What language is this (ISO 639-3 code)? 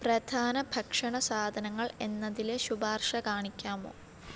mal